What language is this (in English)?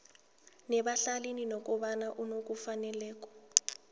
South Ndebele